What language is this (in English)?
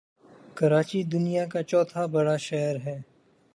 Urdu